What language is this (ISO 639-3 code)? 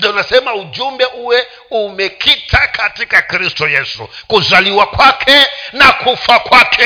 swa